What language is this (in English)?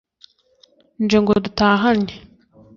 Kinyarwanda